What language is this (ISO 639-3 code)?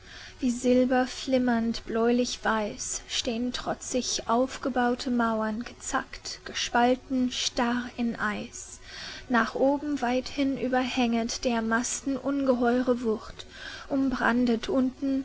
deu